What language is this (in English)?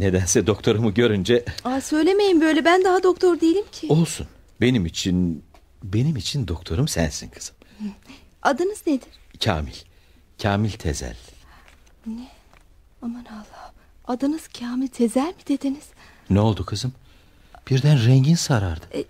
Turkish